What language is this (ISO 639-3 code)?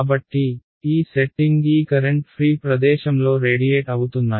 tel